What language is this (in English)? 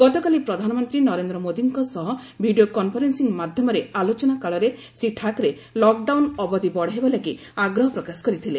Odia